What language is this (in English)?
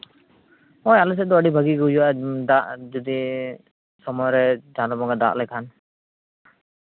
Santali